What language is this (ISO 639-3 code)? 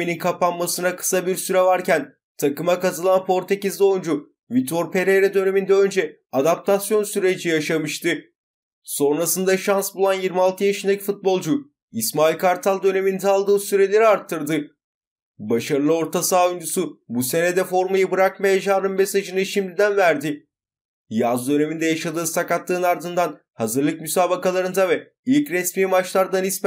tur